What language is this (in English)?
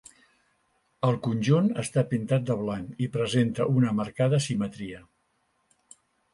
Catalan